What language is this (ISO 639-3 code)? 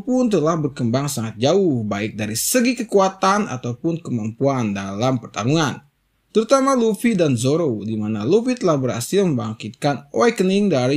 ind